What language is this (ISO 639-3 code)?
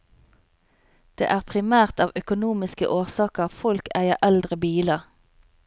nor